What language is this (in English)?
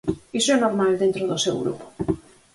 Galician